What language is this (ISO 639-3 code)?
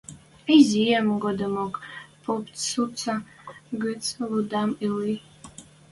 mrj